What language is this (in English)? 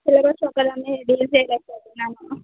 Telugu